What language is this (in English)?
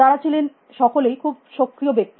Bangla